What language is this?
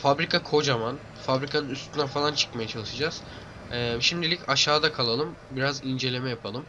Turkish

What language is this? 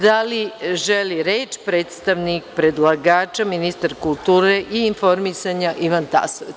Serbian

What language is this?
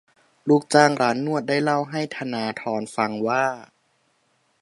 Thai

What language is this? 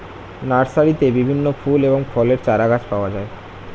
Bangla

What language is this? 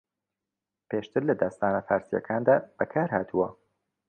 Central Kurdish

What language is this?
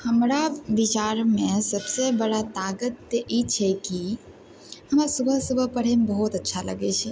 Maithili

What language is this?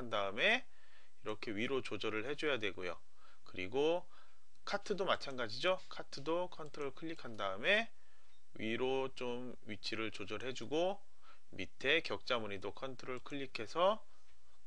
Korean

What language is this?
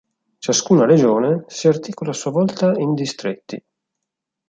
Italian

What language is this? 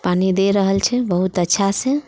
Maithili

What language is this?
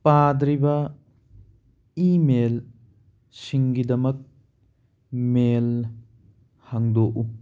Manipuri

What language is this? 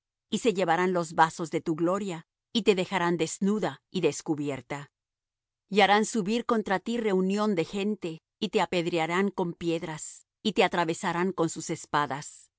Spanish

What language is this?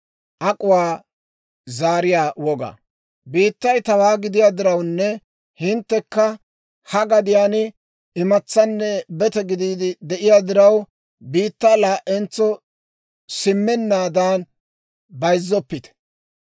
Dawro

